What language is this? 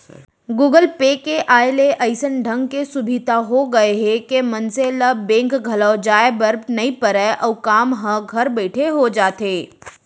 Chhattisgarhi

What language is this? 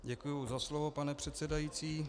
Czech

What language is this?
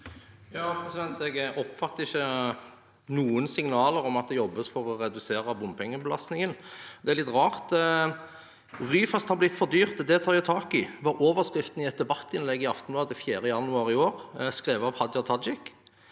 Norwegian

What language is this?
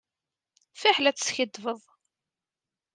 Kabyle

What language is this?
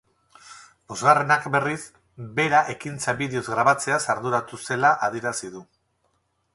Basque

